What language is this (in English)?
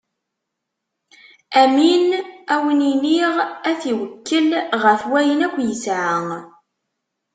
Kabyle